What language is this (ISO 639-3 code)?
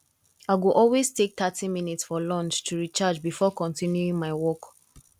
pcm